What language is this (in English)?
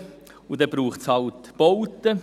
Swiss German